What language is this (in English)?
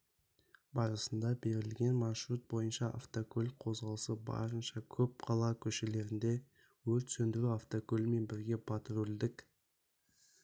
Kazakh